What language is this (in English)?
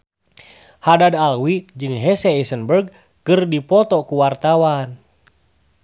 Sundanese